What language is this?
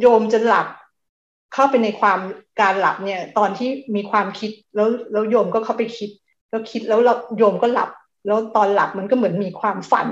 Thai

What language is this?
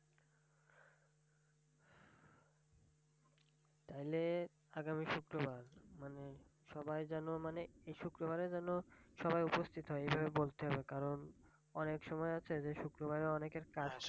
Bangla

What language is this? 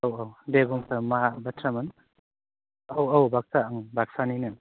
Bodo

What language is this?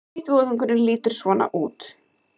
Icelandic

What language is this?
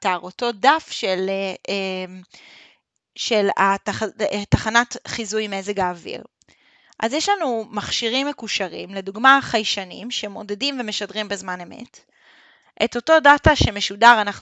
Hebrew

